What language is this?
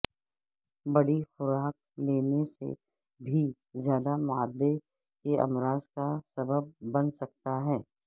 Urdu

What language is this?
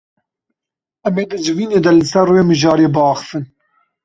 Kurdish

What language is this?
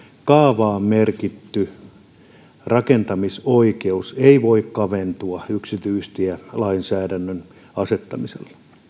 Finnish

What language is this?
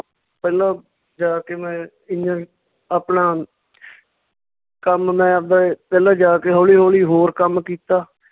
Punjabi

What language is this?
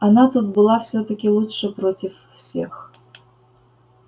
Russian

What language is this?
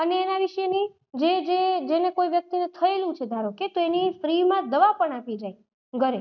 Gujarati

